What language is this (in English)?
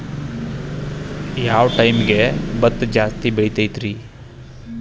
Kannada